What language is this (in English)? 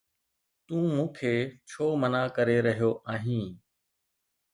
Sindhi